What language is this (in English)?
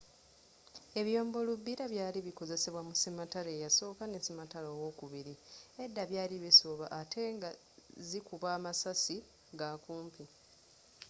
Ganda